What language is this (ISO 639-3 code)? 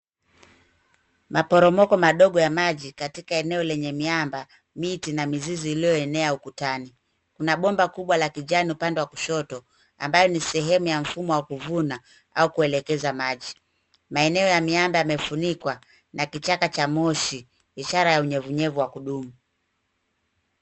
swa